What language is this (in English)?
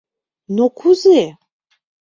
Mari